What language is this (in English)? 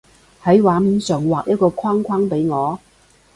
Cantonese